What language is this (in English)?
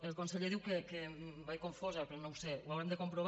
Catalan